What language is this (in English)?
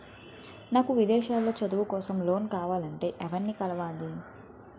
Telugu